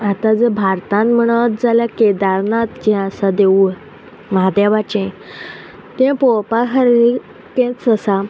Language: Konkani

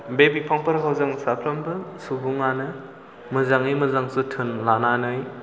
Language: Bodo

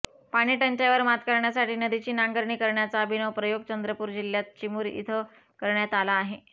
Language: Marathi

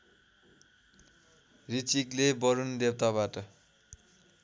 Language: Nepali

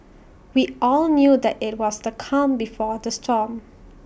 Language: English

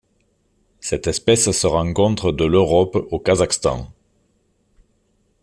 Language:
French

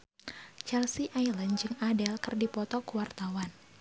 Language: Sundanese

